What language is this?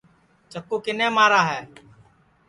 Sansi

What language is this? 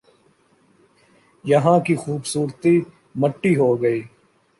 Urdu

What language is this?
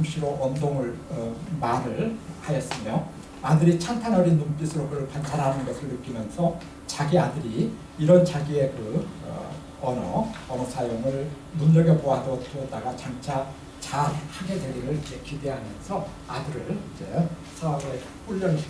Korean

